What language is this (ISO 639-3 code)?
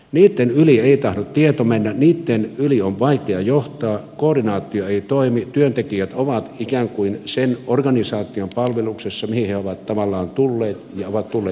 fin